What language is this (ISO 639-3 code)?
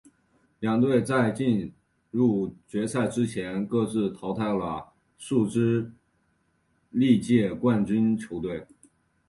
zho